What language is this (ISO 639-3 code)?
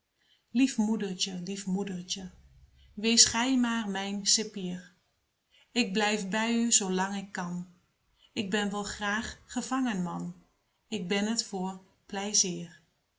nld